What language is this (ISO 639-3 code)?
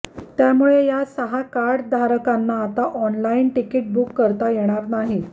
mar